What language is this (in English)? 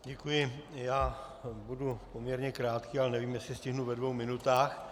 Czech